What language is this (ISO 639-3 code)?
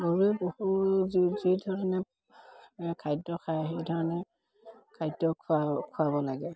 asm